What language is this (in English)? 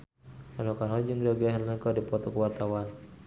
Sundanese